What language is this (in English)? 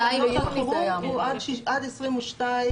Hebrew